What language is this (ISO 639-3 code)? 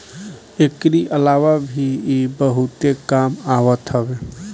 bho